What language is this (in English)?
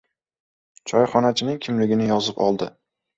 Uzbek